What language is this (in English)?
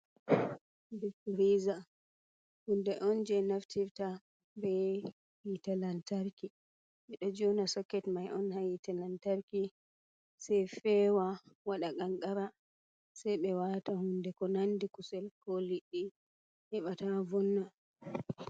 Fula